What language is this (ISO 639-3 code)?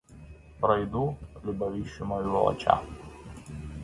rus